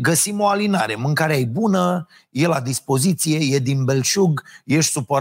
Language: Romanian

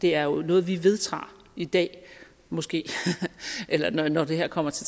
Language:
Danish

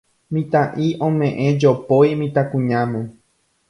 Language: Guarani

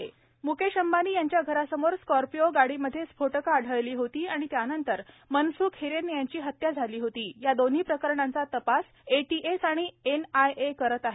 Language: Marathi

